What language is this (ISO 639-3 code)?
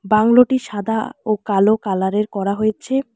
ben